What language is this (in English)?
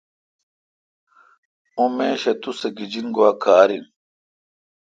Kalkoti